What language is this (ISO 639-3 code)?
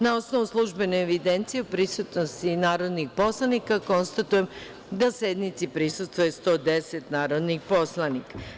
srp